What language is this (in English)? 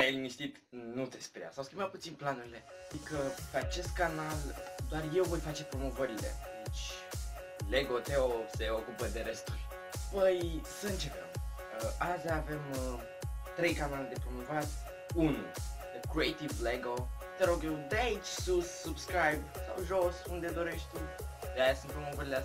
Romanian